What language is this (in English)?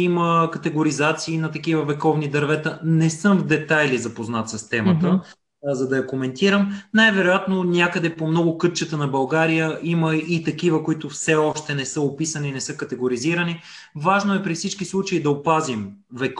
Bulgarian